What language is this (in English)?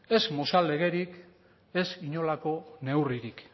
Basque